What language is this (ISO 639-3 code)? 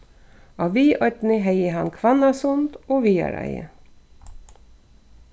fao